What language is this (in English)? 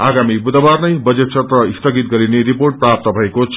Nepali